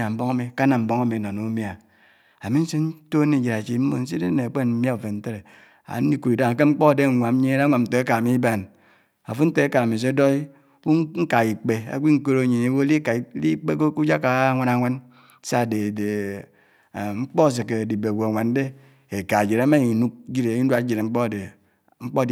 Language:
Anaang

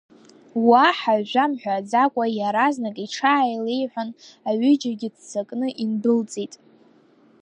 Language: Abkhazian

